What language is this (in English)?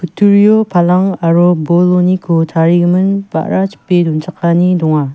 Garo